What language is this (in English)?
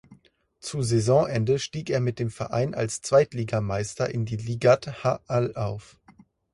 German